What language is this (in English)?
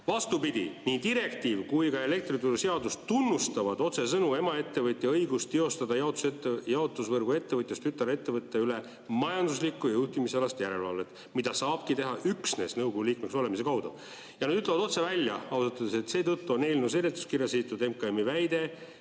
Estonian